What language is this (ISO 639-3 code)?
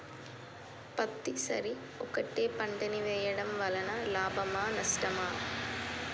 tel